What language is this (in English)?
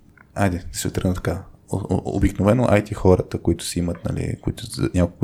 Bulgarian